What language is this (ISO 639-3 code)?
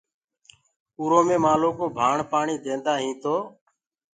ggg